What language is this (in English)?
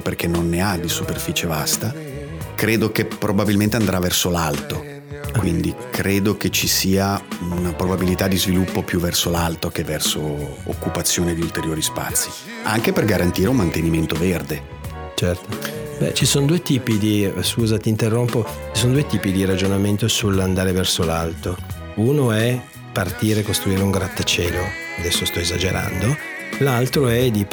Italian